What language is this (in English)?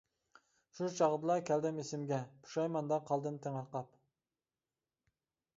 Uyghur